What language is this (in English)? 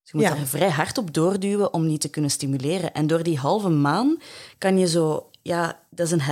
Dutch